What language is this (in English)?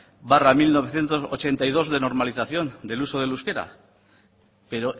Spanish